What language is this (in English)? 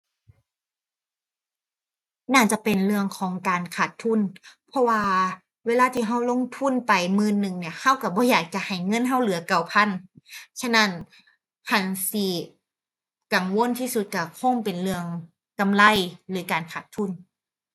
Thai